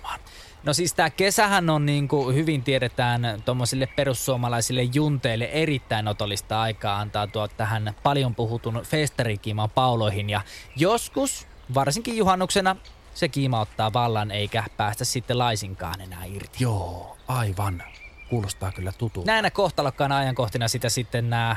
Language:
Finnish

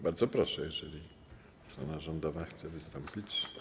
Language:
Polish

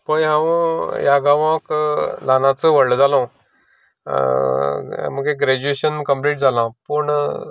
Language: Konkani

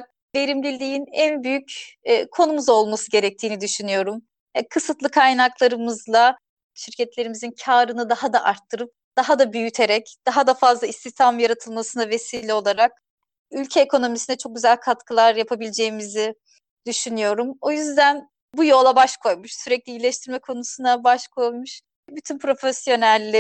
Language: Turkish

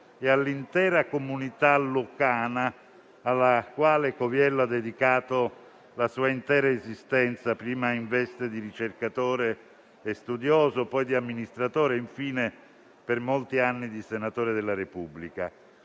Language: Italian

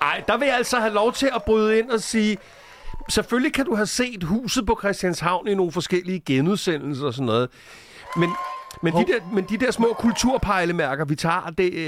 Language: Danish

